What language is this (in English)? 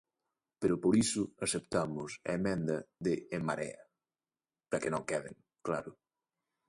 Galician